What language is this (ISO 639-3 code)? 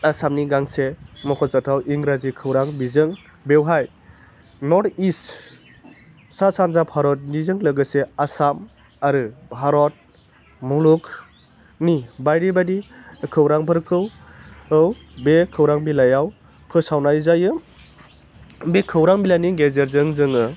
brx